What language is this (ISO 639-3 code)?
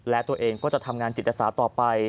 tha